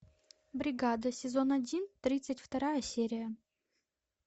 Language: Russian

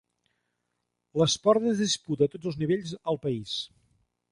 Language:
Catalan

